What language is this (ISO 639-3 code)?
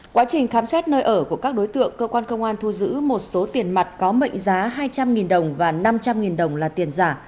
vie